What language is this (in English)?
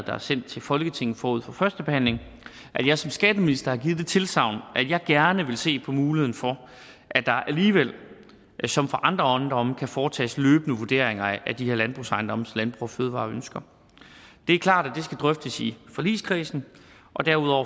Danish